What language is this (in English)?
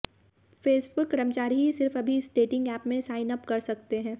Hindi